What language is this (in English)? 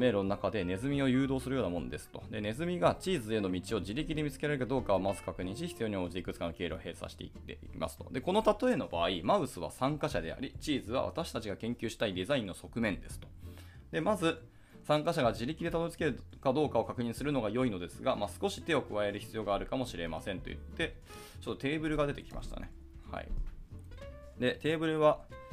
Japanese